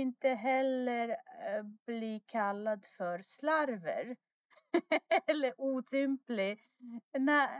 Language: Swedish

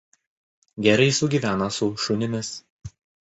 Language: Lithuanian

